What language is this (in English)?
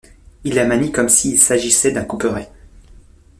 French